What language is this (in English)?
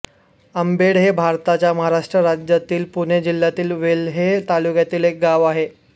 Marathi